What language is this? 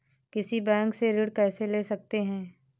Hindi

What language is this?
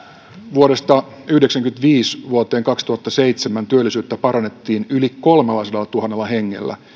Finnish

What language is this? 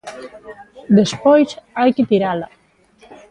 Galician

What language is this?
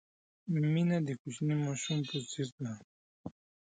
Pashto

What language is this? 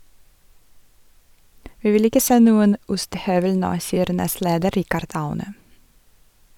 Norwegian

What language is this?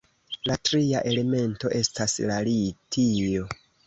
Esperanto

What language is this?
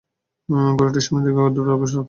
Bangla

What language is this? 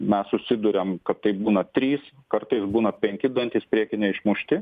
Lithuanian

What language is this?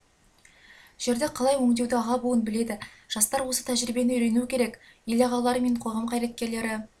Kazakh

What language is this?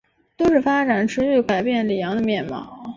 Chinese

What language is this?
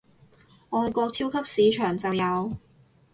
Cantonese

